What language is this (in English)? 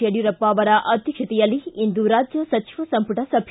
Kannada